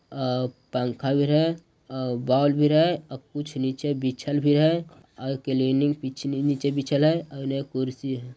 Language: Magahi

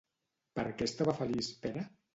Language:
Catalan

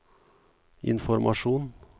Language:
Norwegian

